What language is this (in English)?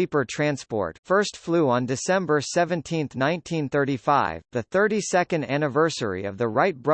English